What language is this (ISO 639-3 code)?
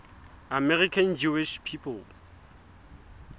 sot